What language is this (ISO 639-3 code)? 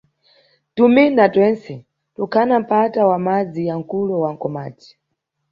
nyu